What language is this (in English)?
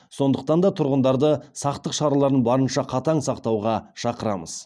Kazakh